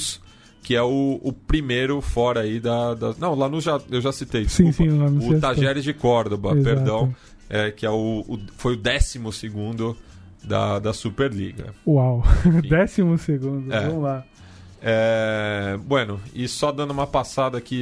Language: Portuguese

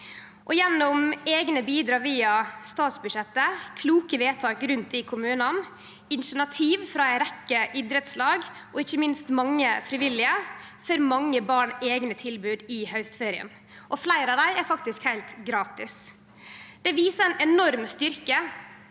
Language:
Norwegian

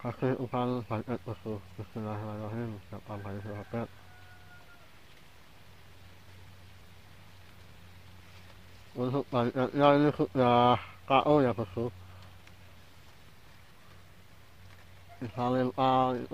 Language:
Arabic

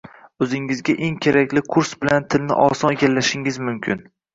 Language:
Uzbek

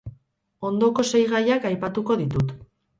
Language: Basque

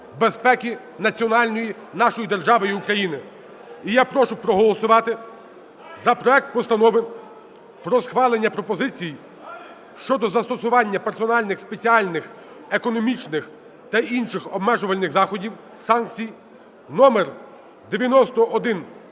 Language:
Ukrainian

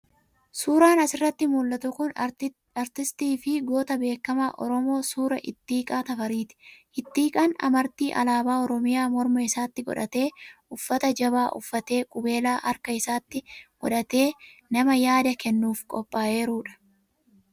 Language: Oromo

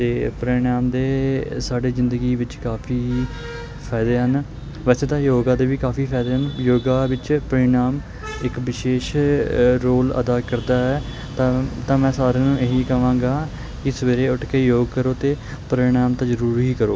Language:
Punjabi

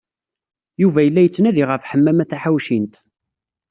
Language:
Kabyle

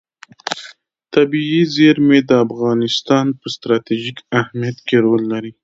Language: Pashto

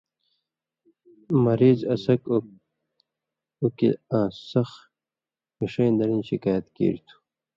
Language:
Indus Kohistani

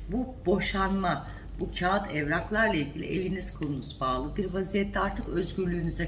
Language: Turkish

